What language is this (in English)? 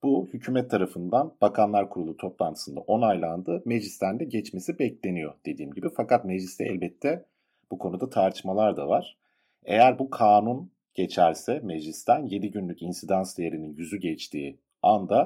Turkish